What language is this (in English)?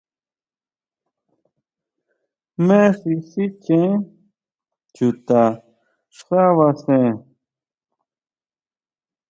Huautla Mazatec